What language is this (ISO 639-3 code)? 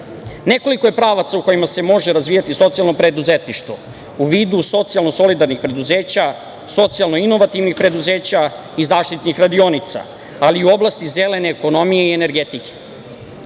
srp